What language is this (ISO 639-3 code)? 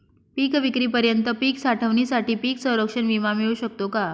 mar